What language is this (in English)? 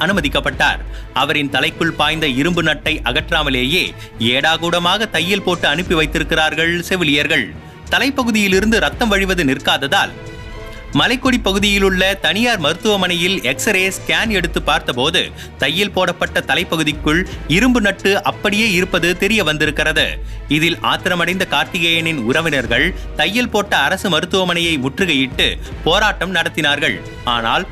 Tamil